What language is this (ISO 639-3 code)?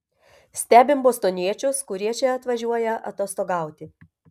lit